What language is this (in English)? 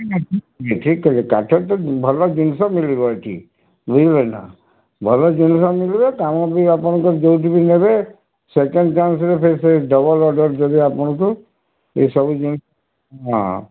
Odia